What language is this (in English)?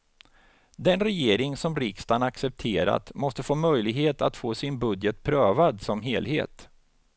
Swedish